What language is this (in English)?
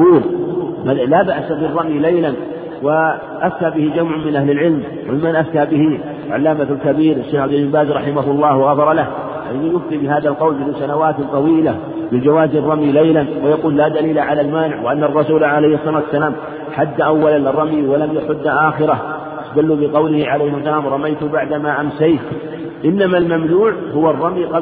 Arabic